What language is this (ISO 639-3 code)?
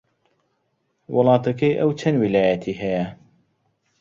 ckb